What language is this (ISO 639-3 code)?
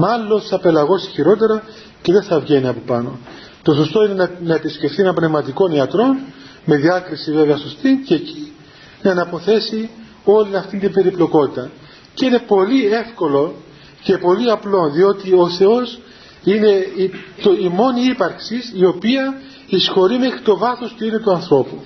ell